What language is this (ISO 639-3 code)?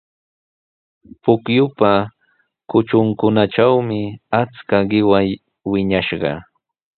qws